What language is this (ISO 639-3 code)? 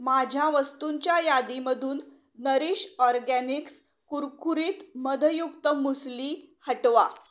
mar